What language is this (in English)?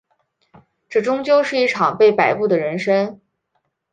Chinese